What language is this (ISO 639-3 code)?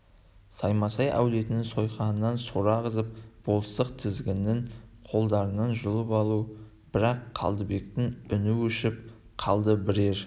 kaz